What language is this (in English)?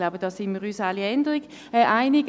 Swiss German